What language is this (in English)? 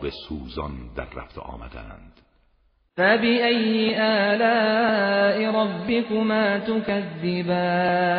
Persian